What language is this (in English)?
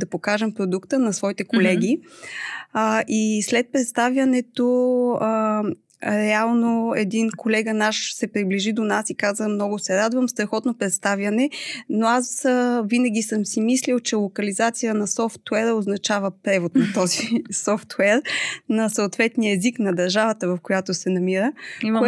Bulgarian